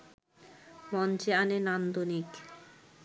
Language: Bangla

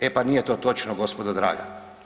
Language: Croatian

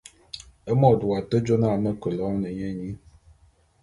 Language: Bulu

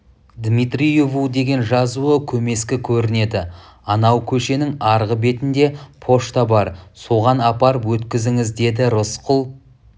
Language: Kazakh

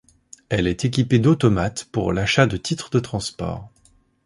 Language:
French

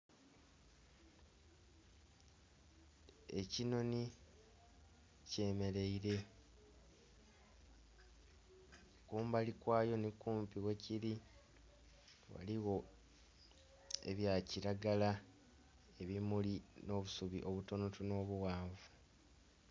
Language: Soga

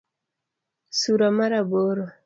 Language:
Luo (Kenya and Tanzania)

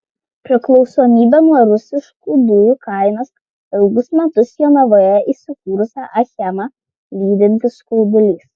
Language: Lithuanian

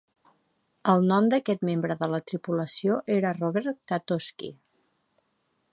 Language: Catalan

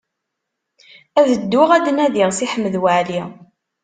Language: Kabyle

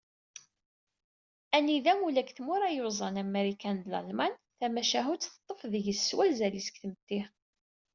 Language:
Kabyle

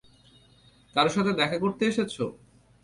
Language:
Bangla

